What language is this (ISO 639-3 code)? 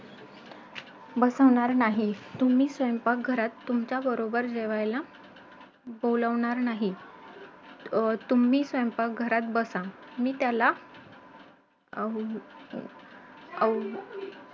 mar